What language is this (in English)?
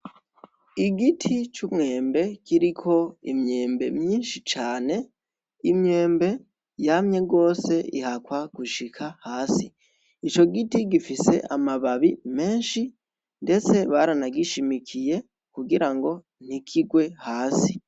Rundi